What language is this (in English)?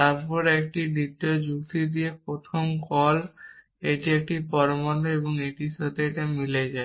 Bangla